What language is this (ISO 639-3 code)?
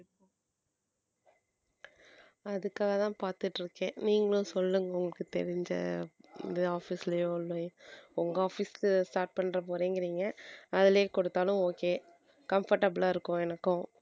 tam